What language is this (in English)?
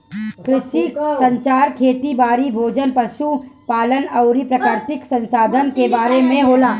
Bhojpuri